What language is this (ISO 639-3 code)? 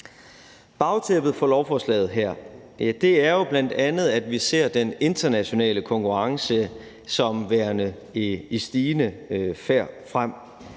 dan